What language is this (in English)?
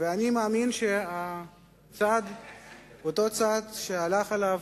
Hebrew